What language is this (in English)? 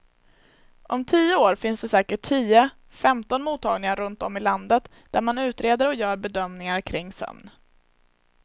Swedish